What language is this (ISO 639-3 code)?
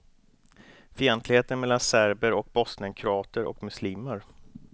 swe